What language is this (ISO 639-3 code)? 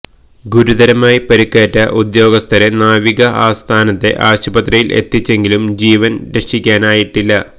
mal